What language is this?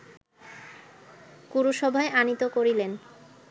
Bangla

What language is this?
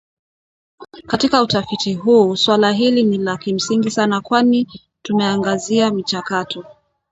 Swahili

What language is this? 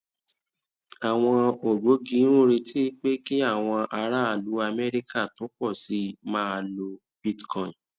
Yoruba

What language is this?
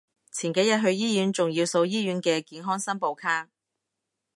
Cantonese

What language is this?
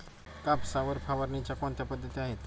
Marathi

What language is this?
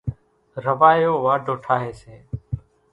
Kachi Koli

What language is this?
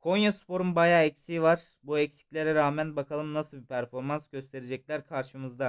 Turkish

